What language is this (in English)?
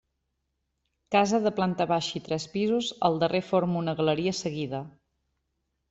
Catalan